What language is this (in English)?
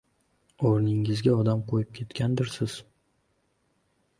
Uzbek